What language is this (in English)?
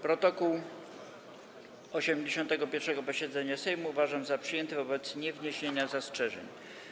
Polish